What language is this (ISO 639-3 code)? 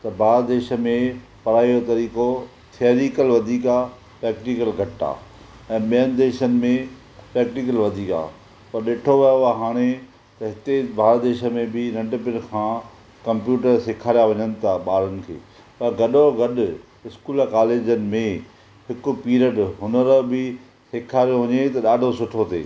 snd